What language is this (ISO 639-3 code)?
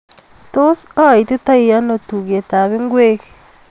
kln